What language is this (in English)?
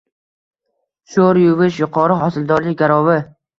Uzbek